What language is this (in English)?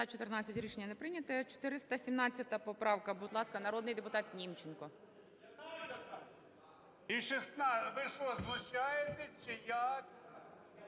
Ukrainian